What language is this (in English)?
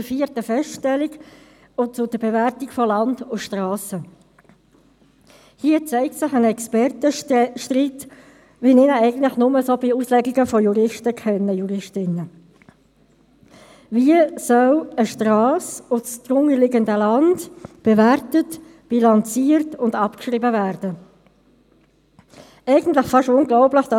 Swiss German